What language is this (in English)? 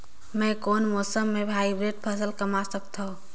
Chhattisgarhi